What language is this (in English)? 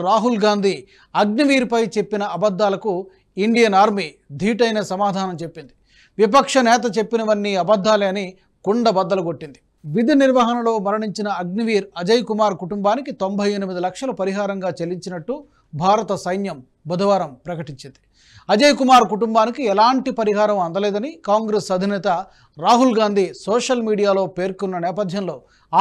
Telugu